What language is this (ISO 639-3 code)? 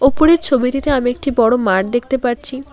ben